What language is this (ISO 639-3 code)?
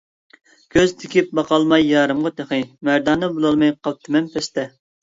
uig